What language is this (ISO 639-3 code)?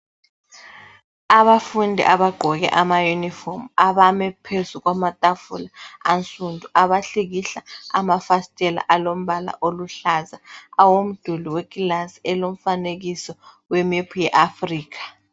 nde